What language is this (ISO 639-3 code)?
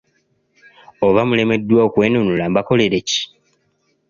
lug